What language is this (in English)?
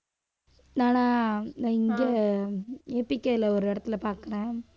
Tamil